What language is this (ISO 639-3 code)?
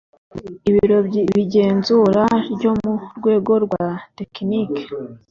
kin